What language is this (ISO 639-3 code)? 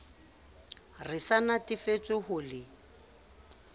sot